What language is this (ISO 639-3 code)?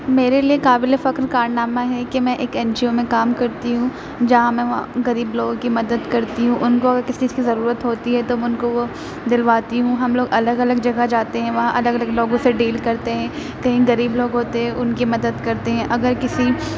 urd